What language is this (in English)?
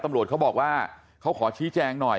Thai